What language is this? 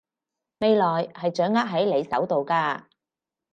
Cantonese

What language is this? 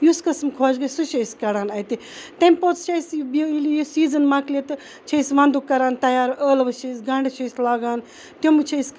Kashmiri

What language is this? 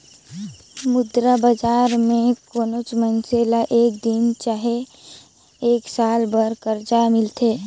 Chhattisgarhi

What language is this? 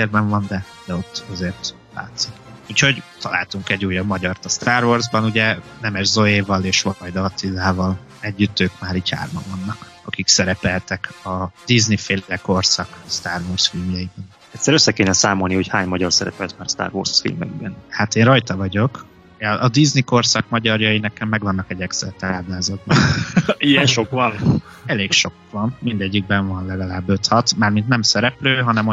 Hungarian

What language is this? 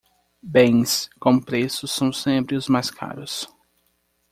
Portuguese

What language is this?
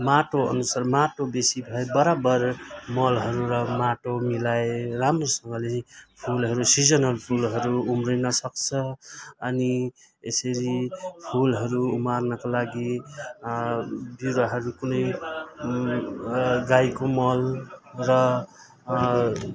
Nepali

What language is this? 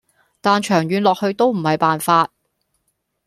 Cantonese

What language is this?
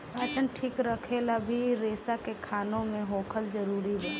Bhojpuri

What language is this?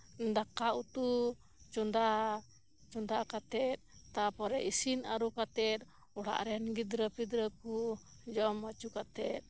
Santali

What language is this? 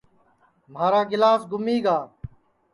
Sansi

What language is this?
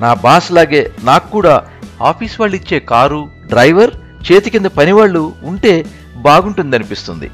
Telugu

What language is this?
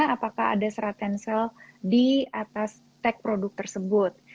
Indonesian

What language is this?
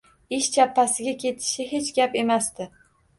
Uzbek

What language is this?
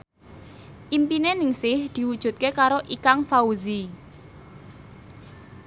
Javanese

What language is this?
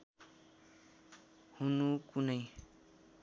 Nepali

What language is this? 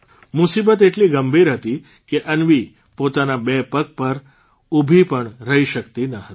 Gujarati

